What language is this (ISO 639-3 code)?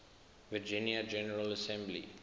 eng